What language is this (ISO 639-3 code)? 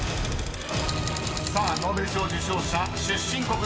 jpn